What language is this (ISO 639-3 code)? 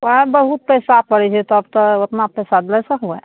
mai